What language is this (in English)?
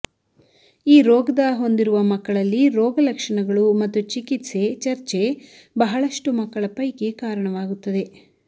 Kannada